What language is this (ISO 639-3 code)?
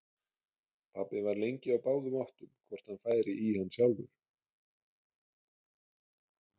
isl